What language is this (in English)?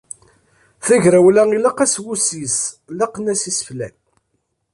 Kabyle